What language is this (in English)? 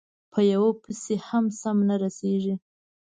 Pashto